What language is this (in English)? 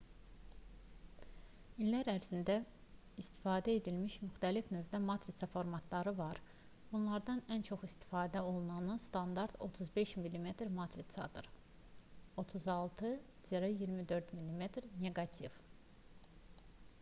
Azerbaijani